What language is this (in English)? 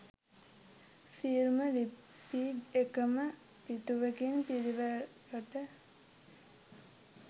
Sinhala